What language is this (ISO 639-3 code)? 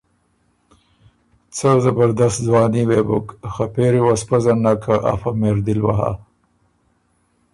oru